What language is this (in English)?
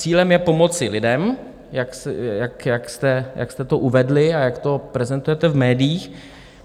Czech